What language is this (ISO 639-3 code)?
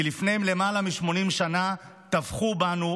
heb